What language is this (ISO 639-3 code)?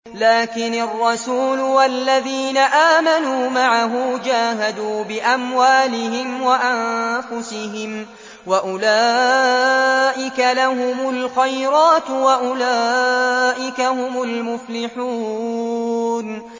ara